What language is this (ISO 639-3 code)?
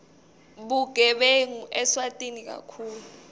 ssw